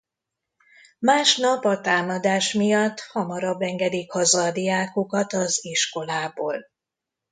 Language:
Hungarian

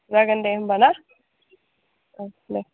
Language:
Bodo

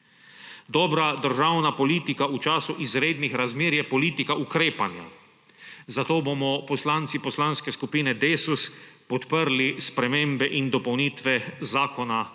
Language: Slovenian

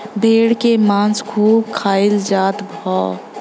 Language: Bhojpuri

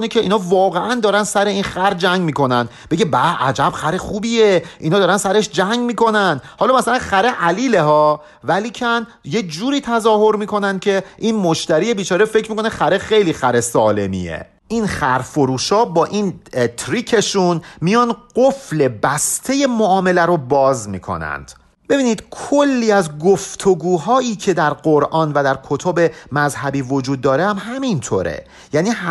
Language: Persian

